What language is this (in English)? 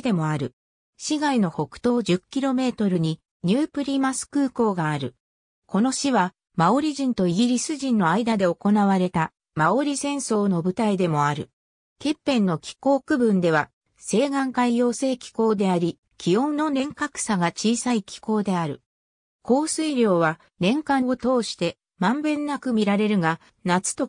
Japanese